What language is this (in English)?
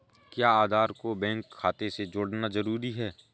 Hindi